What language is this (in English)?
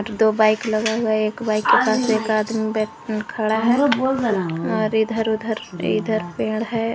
Hindi